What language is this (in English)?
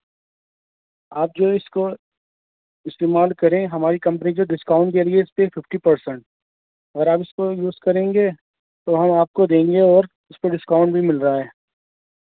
Urdu